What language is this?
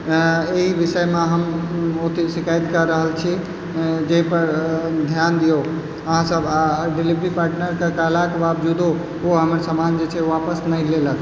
Maithili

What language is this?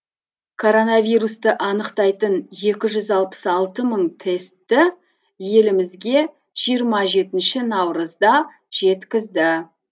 Kazakh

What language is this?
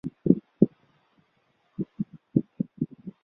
Chinese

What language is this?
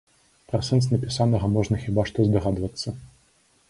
Belarusian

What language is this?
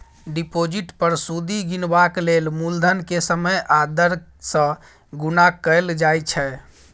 Maithili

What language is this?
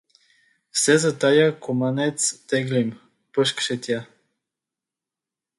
Bulgarian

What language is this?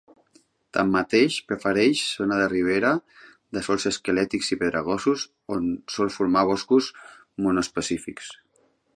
Catalan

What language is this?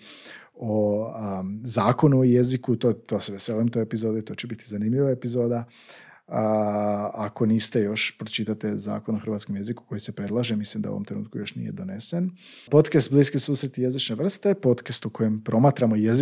Croatian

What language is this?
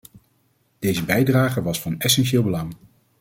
Dutch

